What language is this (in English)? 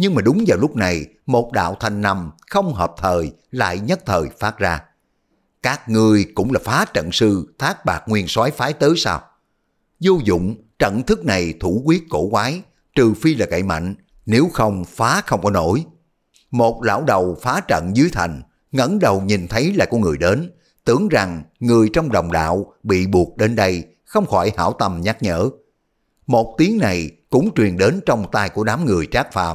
Vietnamese